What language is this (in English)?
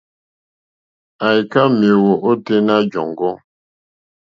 Mokpwe